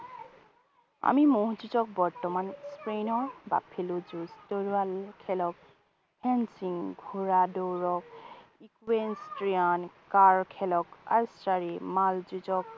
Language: Assamese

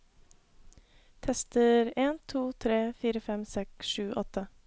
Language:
Norwegian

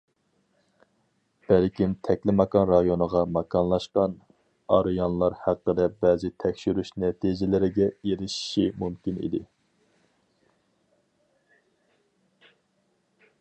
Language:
Uyghur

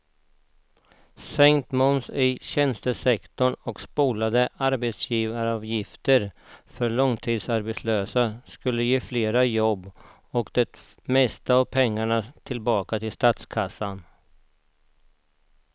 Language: Swedish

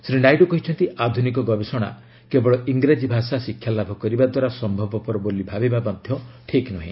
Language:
Odia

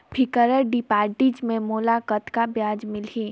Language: Chhattisgarhi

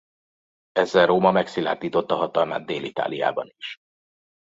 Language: Hungarian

